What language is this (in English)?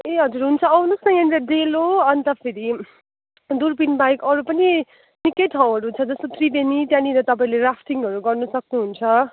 Nepali